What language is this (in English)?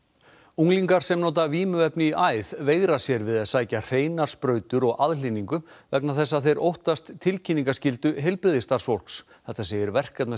Icelandic